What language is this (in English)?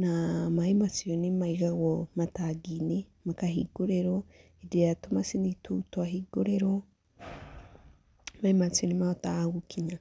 Kikuyu